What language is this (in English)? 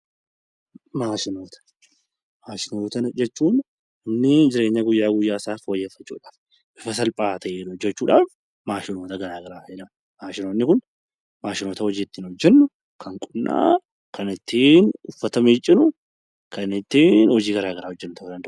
Oromo